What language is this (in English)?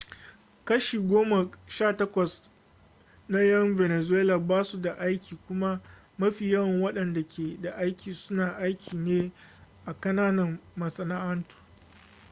Hausa